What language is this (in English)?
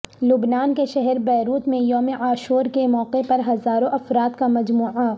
Urdu